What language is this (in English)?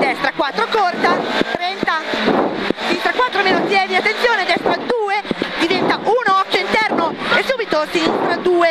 Italian